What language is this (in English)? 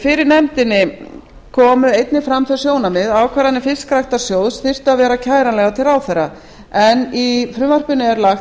Icelandic